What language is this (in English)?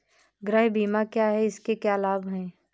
Hindi